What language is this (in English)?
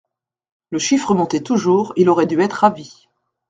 French